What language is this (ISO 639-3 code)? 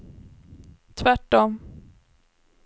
swe